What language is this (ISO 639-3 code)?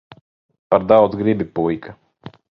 lav